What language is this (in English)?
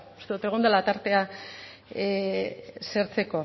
Basque